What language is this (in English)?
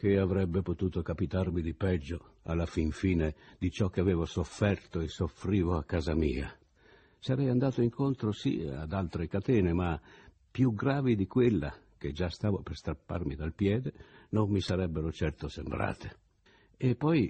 Italian